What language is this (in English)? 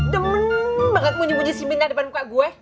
Indonesian